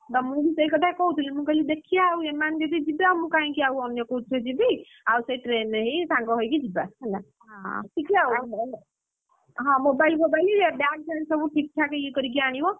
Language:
Odia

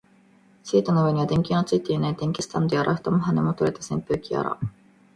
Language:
Japanese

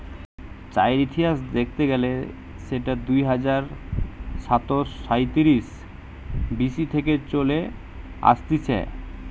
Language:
Bangla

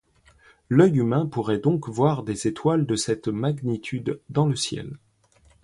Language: French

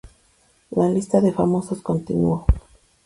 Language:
Spanish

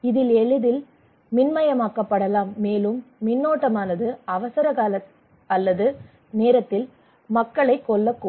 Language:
Tamil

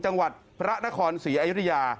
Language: Thai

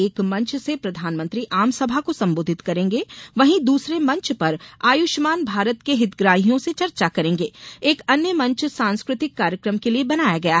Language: Hindi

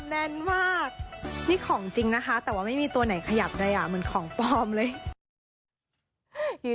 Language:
Thai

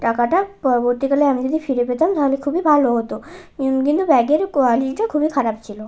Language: Bangla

